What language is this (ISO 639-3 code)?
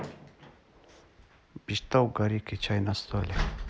rus